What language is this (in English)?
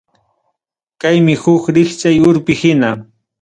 Ayacucho Quechua